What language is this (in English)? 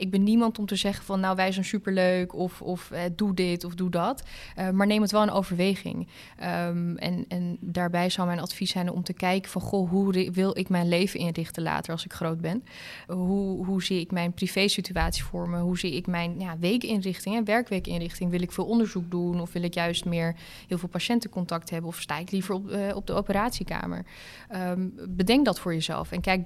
Dutch